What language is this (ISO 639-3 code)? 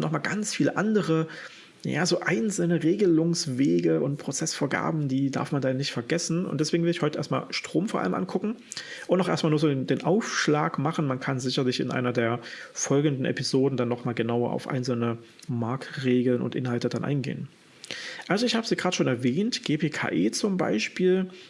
deu